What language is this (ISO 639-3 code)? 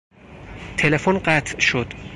fas